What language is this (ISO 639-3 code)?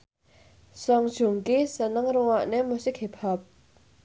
jav